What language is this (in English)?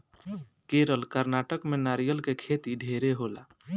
Bhojpuri